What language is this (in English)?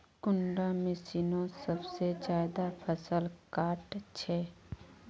Magahi